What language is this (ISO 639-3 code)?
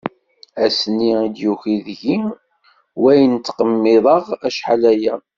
kab